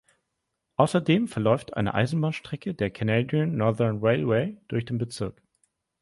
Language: German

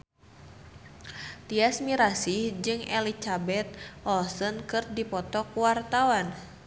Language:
Sundanese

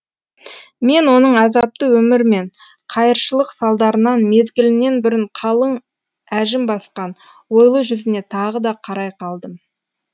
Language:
Kazakh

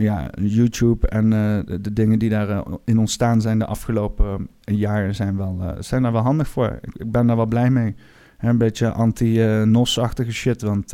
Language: Dutch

